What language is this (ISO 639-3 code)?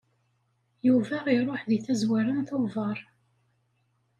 kab